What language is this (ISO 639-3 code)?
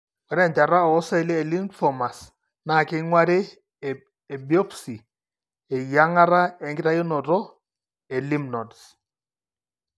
mas